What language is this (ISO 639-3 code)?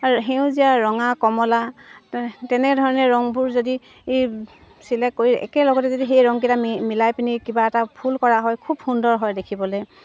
asm